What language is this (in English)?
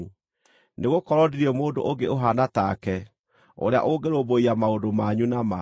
Kikuyu